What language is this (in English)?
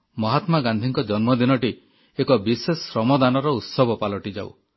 Odia